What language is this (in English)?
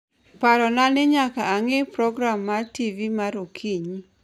Luo (Kenya and Tanzania)